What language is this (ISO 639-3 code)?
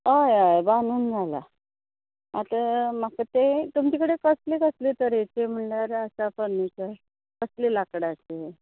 kok